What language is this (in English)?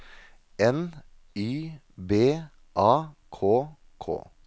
Norwegian